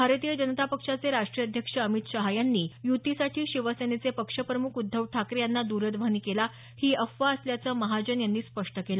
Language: Marathi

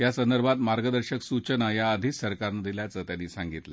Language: Marathi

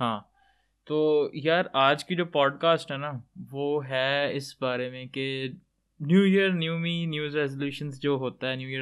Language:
Urdu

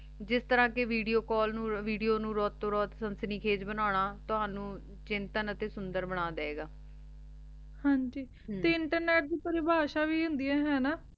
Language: Punjabi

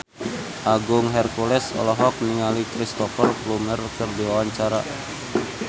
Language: Sundanese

